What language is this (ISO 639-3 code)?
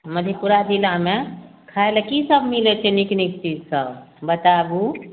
mai